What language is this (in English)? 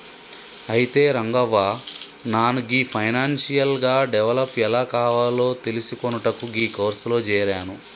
Telugu